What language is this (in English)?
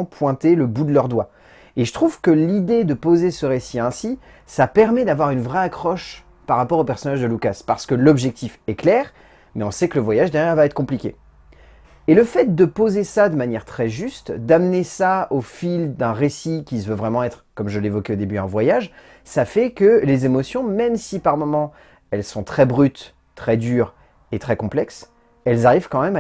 French